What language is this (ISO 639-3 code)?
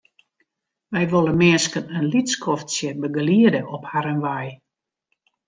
fry